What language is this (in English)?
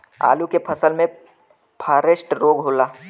Bhojpuri